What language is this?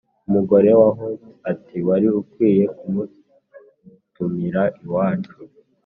Kinyarwanda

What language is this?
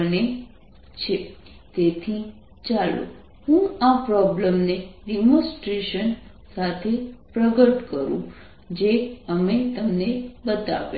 Gujarati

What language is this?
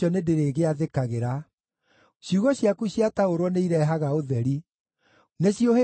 Kikuyu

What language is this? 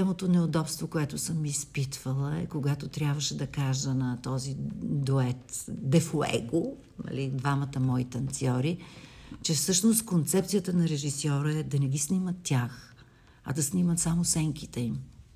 Bulgarian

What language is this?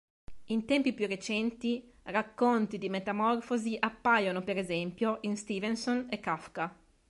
Italian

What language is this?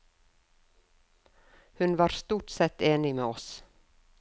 Norwegian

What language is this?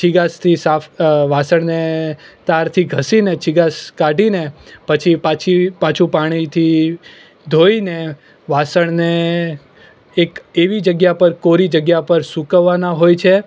Gujarati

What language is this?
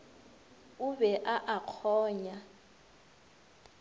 Northern Sotho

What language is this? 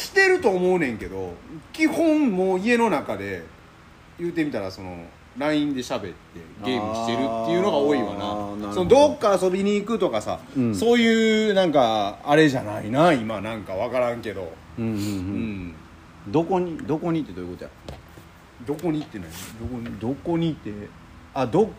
Japanese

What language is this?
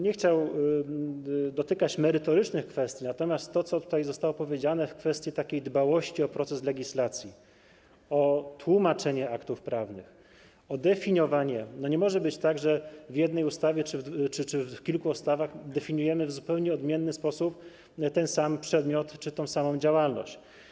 Polish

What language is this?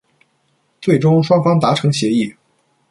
Chinese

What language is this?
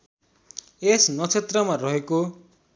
Nepali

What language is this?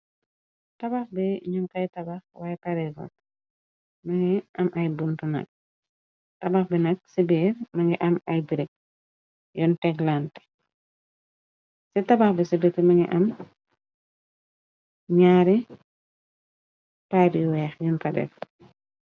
Wolof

